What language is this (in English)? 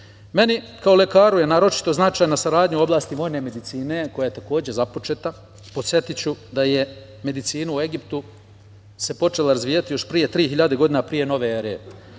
Serbian